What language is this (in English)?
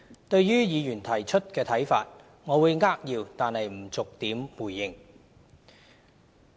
Cantonese